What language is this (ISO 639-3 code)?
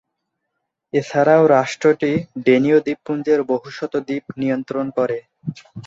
ben